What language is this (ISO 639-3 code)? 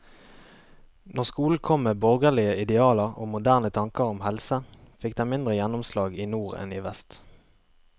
nor